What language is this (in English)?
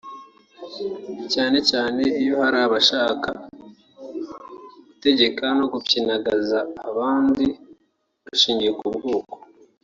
Kinyarwanda